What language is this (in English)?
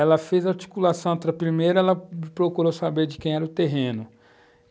Portuguese